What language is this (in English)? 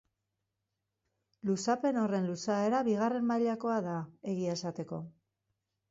Basque